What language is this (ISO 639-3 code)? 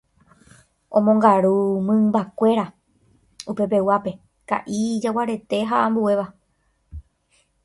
grn